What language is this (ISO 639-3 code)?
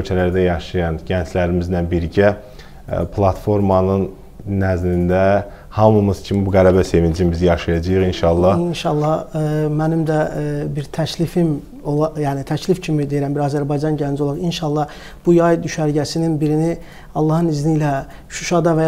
tur